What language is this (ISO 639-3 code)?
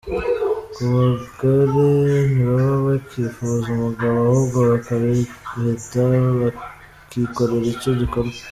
kin